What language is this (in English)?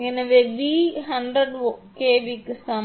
Tamil